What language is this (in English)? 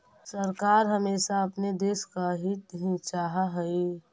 Magahi